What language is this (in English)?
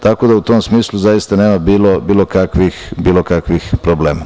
Serbian